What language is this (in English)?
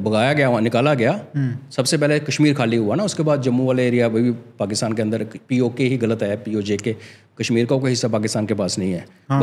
Hindi